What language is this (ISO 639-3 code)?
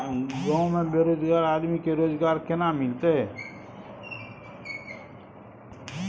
mai